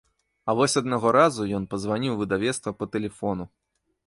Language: Belarusian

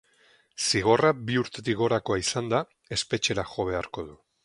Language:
Basque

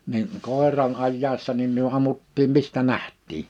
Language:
Finnish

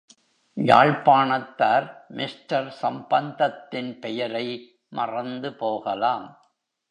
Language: Tamil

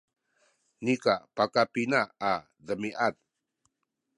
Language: Sakizaya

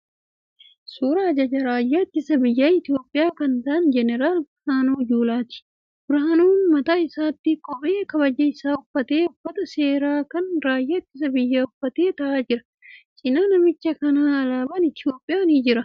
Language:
Oromo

